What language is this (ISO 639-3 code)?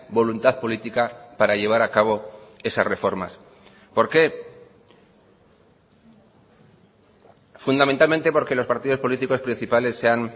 spa